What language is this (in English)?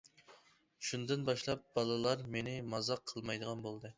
Uyghur